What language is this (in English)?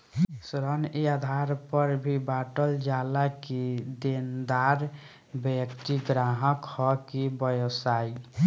Bhojpuri